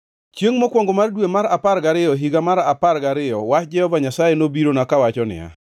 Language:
Luo (Kenya and Tanzania)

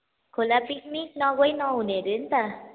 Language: Nepali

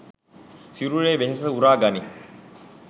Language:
Sinhala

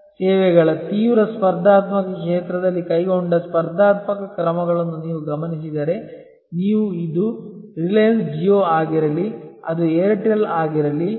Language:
Kannada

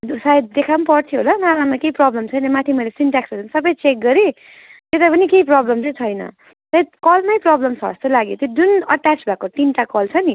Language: Nepali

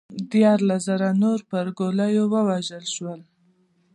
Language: Pashto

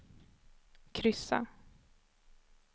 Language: Swedish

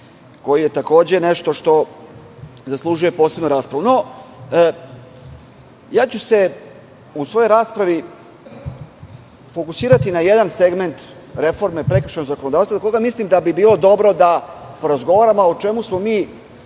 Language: Serbian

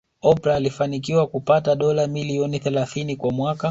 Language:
Swahili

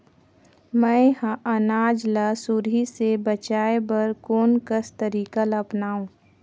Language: Chhattisgarhi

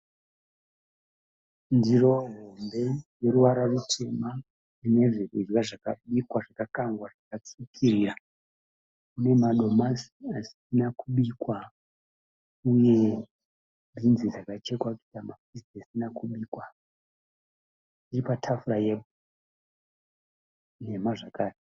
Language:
Shona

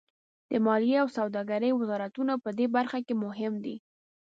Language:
Pashto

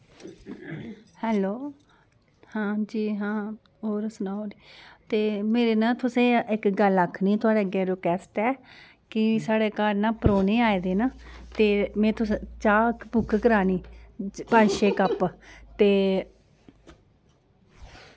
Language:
Dogri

